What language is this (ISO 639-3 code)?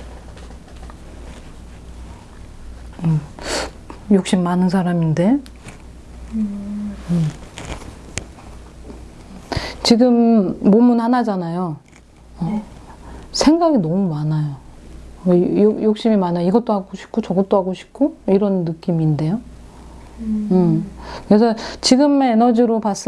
kor